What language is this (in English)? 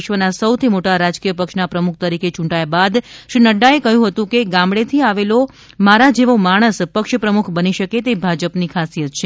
Gujarati